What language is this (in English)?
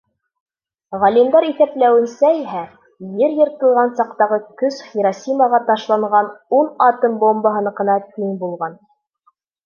Bashkir